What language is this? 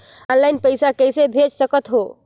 Chhattisgarhi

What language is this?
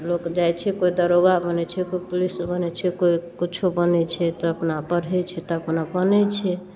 Maithili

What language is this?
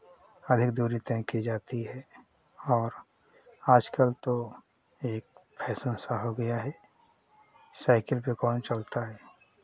Hindi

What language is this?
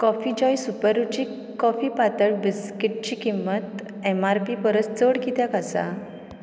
Konkani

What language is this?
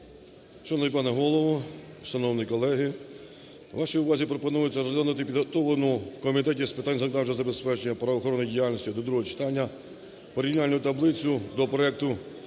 Ukrainian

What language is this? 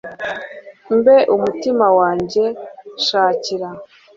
Kinyarwanda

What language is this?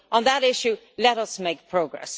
English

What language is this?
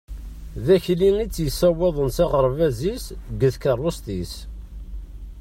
Kabyle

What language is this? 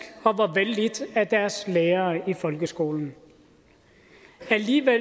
Danish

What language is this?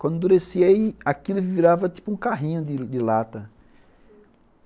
Portuguese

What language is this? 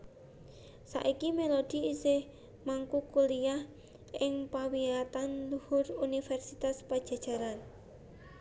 Javanese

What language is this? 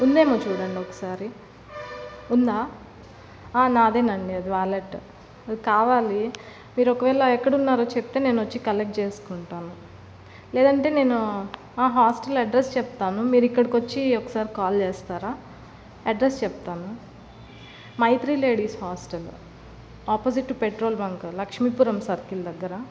Telugu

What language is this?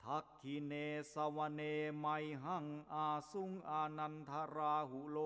Thai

